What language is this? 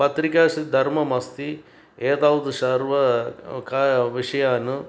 Sanskrit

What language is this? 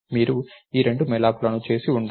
Telugu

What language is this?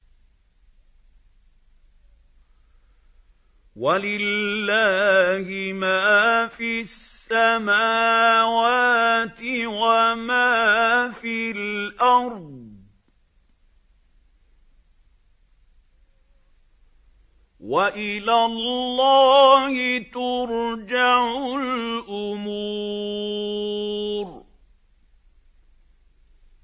Arabic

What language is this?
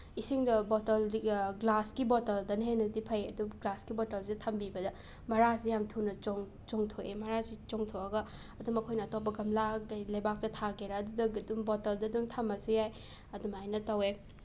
Manipuri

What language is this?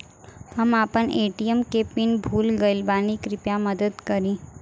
Bhojpuri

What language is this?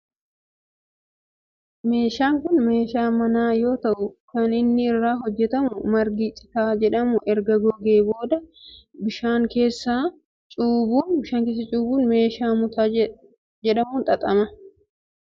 Oromo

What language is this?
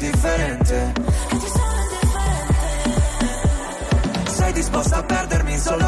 Italian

